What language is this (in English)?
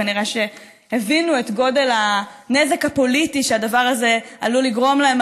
Hebrew